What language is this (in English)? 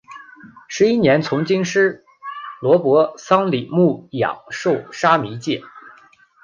Chinese